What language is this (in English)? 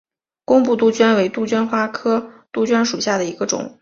Chinese